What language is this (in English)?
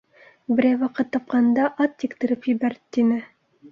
Bashkir